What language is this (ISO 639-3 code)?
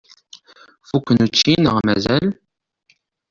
kab